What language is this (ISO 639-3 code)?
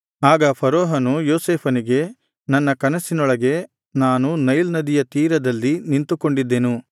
kan